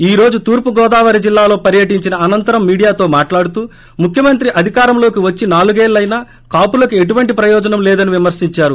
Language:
Telugu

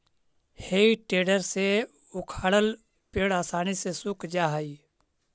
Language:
Magahi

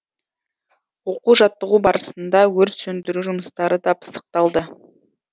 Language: Kazakh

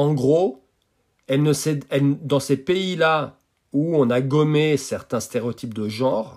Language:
French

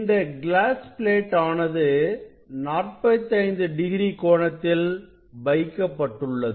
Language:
Tamil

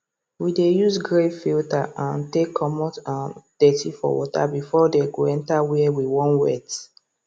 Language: Nigerian Pidgin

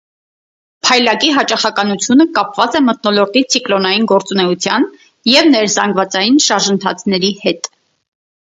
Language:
Armenian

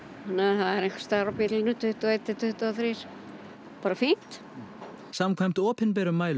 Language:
Icelandic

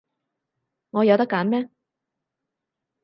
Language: Cantonese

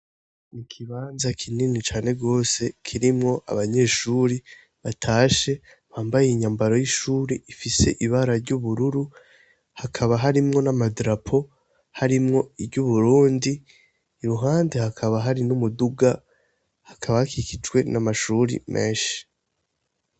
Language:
Rundi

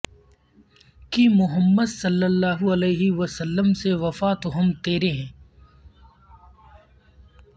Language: Urdu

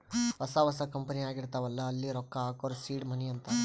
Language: Kannada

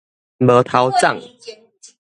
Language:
Min Nan Chinese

